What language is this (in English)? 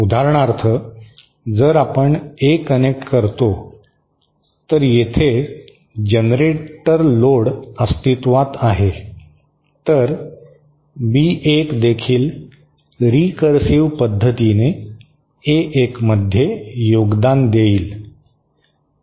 Marathi